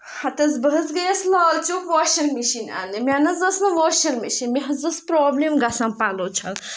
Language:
Kashmiri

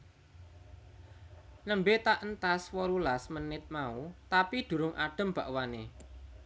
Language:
Javanese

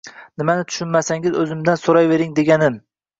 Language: Uzbek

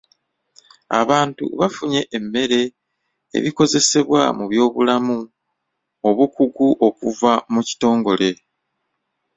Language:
Ganda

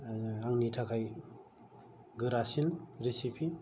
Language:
Bodo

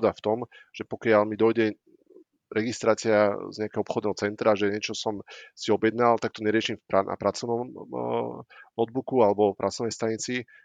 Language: Slovak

